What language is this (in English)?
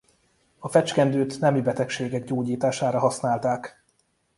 Hungarian